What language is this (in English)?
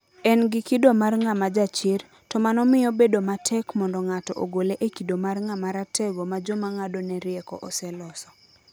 Luo (Kenya and Tanzania)